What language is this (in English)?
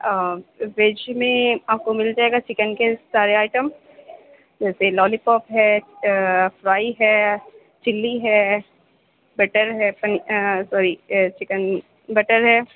Urdu